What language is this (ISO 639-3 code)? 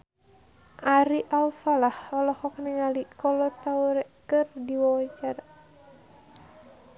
sun